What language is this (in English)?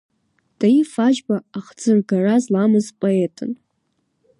Abkhazian